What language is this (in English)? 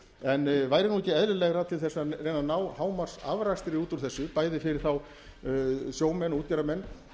Icelandic